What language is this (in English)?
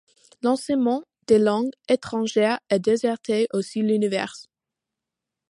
French